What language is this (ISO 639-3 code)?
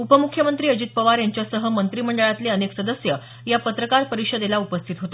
mar